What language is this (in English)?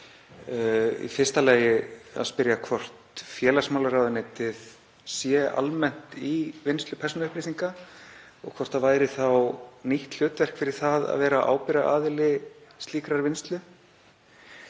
Icelandic